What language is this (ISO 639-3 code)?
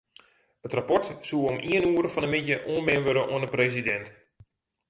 fry